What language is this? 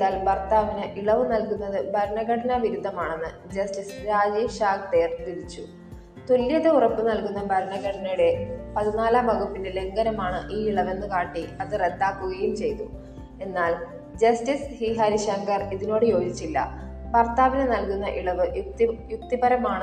Malayalam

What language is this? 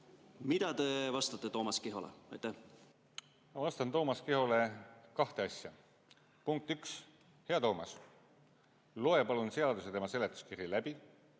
Estonian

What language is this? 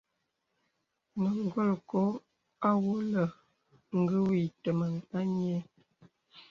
Bebele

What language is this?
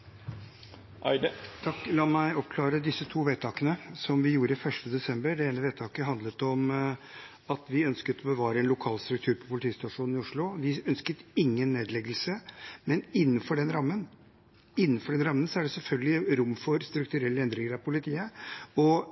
Norwegian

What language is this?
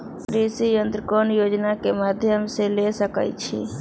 Magahi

